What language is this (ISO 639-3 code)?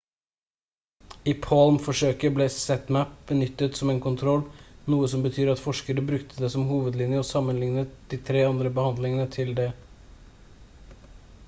nob